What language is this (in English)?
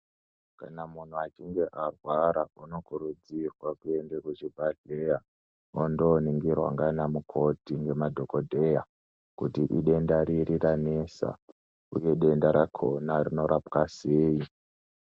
Ndau